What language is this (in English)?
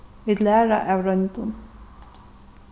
Faroese